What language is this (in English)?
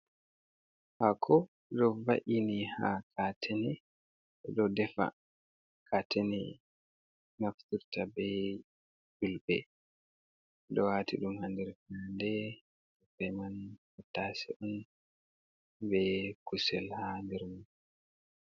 Fula